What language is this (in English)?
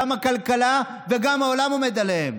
Hebrew